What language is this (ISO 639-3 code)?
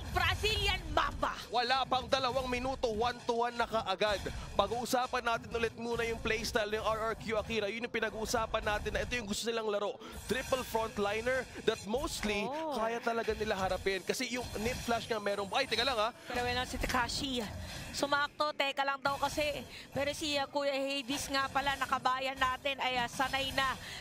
fil